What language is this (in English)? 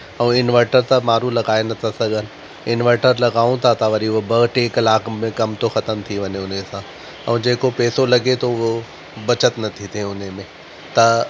Sindhi